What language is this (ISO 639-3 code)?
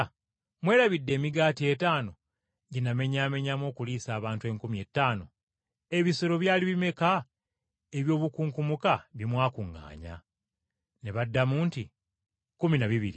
lug